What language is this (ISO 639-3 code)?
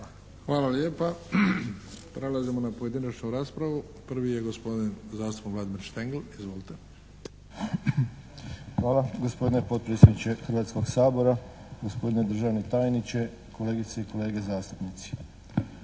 hrv